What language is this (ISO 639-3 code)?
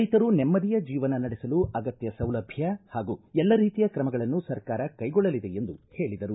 kan